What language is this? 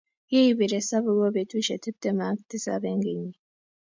Kalenjin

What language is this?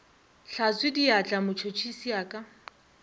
Northern Sotho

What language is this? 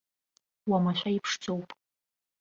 Abkhazian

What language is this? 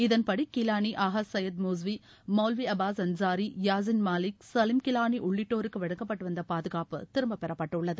Tamil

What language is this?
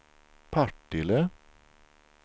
Swedish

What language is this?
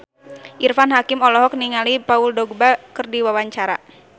Sundanese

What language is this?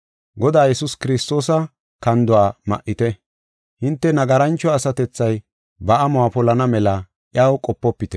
Gofa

